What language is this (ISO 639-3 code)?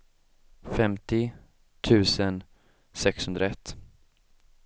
swe